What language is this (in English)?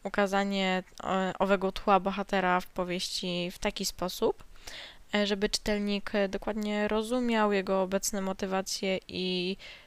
Polish